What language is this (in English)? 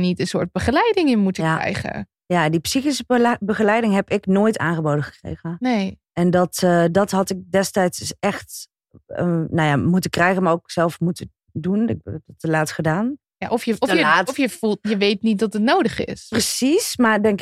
Dutch